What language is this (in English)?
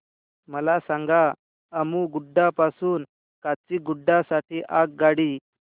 Marathi